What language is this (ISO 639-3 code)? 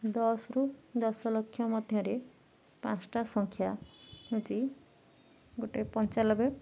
ori